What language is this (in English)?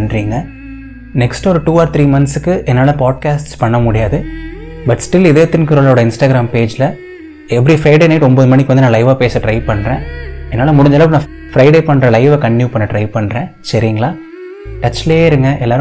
Tamil